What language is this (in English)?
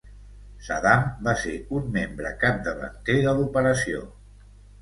Catalan